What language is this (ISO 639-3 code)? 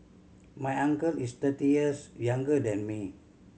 eng